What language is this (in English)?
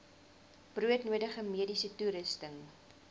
Afrikaans